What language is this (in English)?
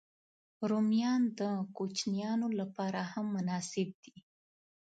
Pashto